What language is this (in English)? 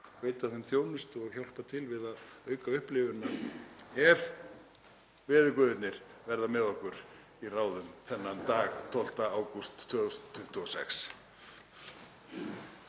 Icelandic